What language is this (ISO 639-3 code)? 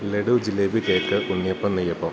mal